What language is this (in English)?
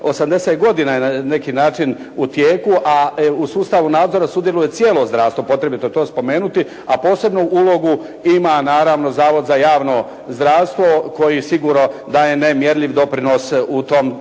Croatian